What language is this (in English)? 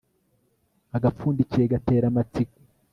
Kinyarwanda